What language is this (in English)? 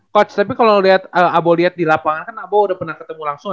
Indonesian